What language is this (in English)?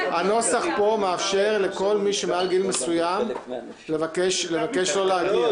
Hebrew